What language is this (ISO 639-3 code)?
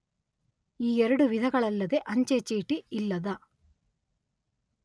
kan